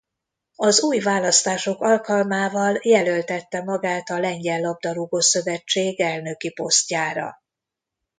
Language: Hungarian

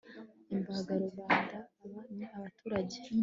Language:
Kinyarwanda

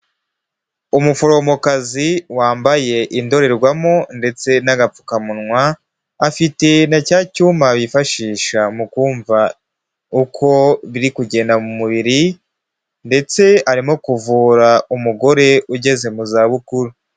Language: Kinyarwanda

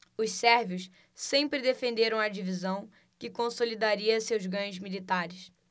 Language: Portuguese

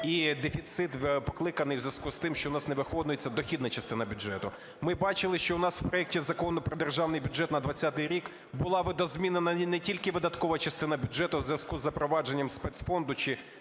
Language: Ukrainian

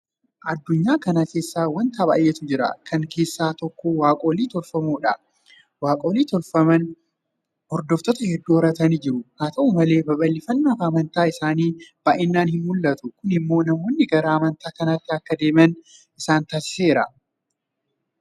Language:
Oromo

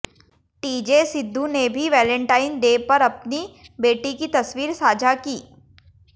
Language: Hindi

